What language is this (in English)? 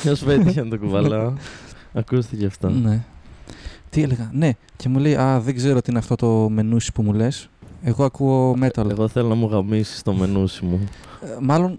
Greek